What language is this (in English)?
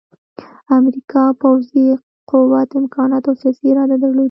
Pashto